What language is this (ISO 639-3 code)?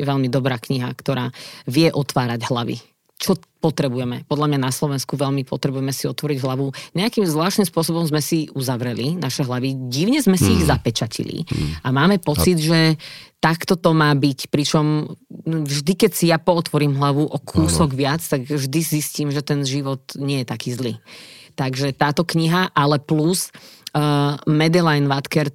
slk